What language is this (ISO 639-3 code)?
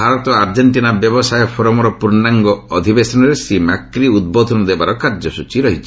ori